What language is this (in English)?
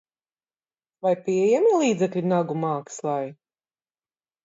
Latvian